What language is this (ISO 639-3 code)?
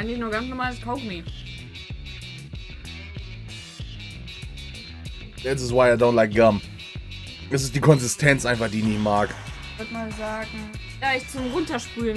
deu